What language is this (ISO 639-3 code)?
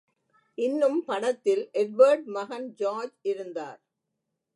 tam